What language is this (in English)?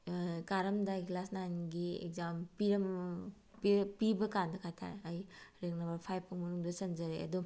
Manipuri